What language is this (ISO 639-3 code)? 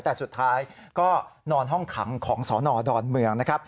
tha